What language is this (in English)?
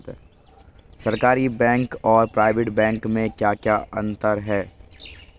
Hindi